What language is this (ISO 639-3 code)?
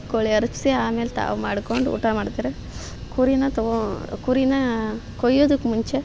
kan